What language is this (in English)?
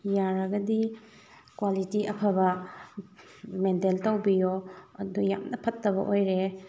Manipuri